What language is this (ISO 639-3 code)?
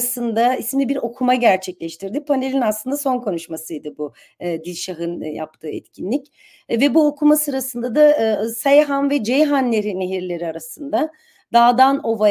tur